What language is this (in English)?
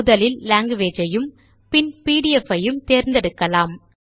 Tamil